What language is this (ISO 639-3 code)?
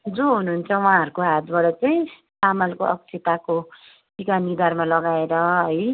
nep